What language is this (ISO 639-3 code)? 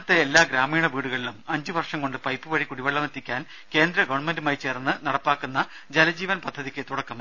mal